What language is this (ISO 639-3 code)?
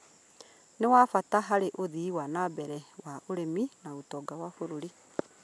kik